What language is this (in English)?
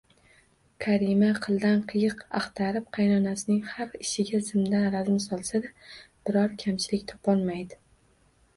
Uzbek